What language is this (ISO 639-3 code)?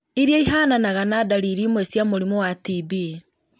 kik